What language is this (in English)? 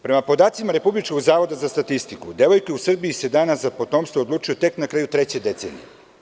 Serbian